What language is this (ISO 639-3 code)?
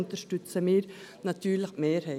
gsw